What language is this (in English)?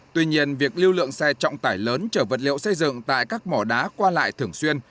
Vietnamese